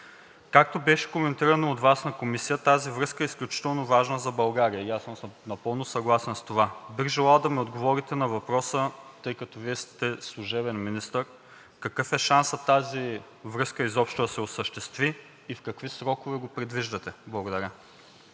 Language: Bulgarian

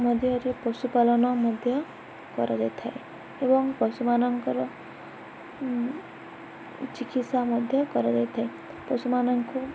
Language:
Odia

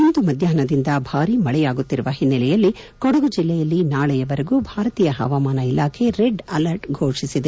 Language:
Kannada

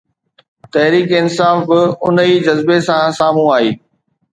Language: Sindhi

